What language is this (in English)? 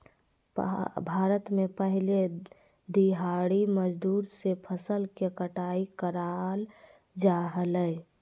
Magahi